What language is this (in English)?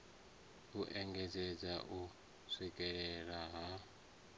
Venda